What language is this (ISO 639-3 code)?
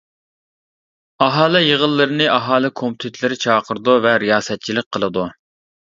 uig